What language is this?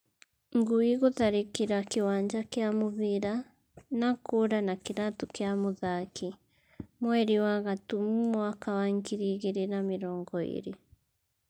Kikuyu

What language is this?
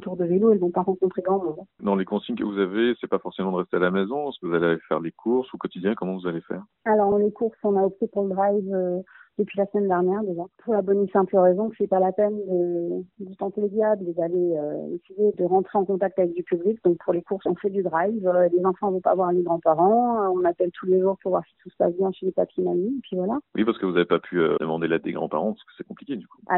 French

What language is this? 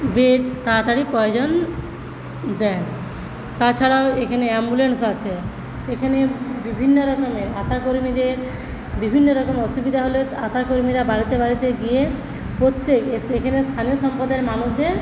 Bangla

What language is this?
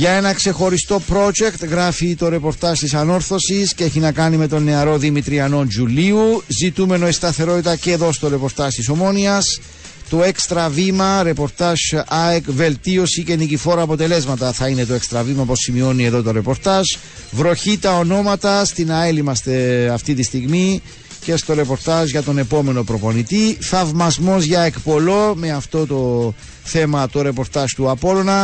Greek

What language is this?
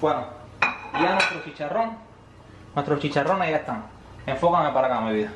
Spanish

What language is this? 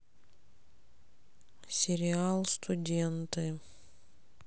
Russian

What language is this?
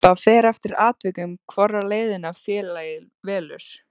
Icelandic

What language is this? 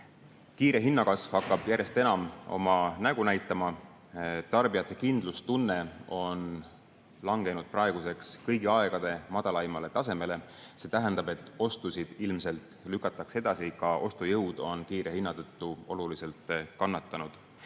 Estonian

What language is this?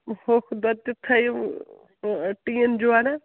Kashmiri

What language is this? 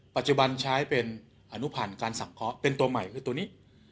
Thai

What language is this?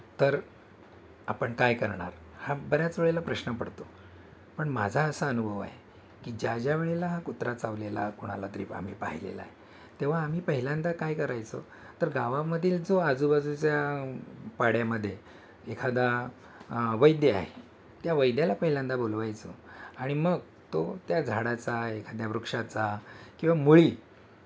Marathi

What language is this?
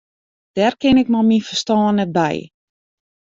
Western Frisian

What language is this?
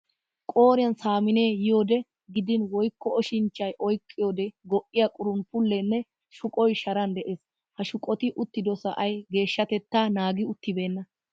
Wolaytta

